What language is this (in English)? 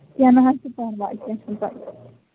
Kashmiri